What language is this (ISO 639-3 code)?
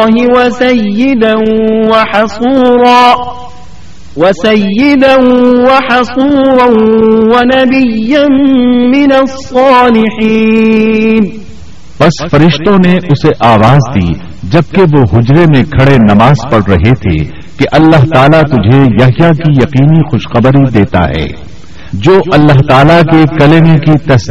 urd